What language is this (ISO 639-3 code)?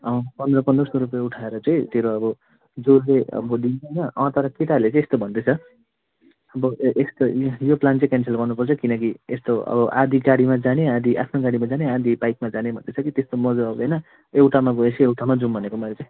nep